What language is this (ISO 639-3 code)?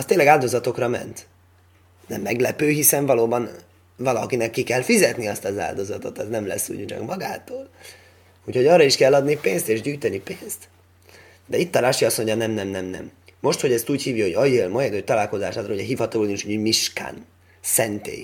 hun